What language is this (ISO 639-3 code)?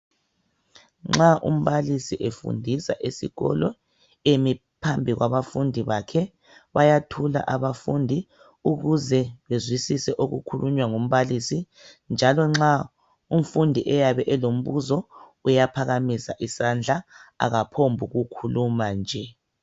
nde